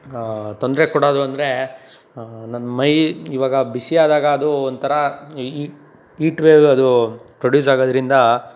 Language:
Kannada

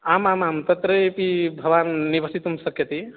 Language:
Sanskrit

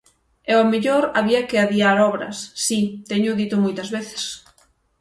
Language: Galician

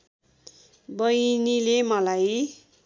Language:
Nepali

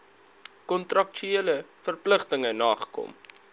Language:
Afrikaans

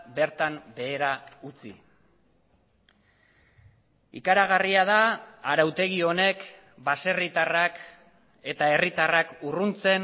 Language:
Basque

